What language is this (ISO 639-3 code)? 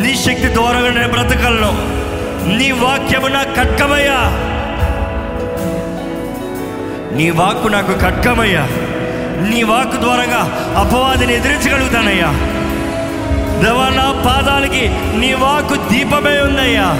tel